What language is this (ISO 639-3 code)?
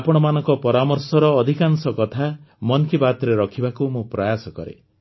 ori